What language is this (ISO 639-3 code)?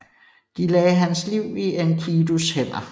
dan